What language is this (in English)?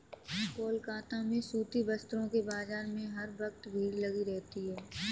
Hindi